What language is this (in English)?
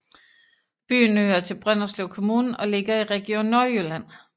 Danish